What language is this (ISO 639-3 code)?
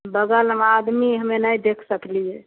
mai